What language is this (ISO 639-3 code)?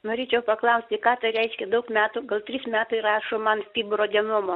lit